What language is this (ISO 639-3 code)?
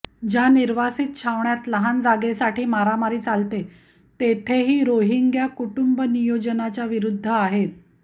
mar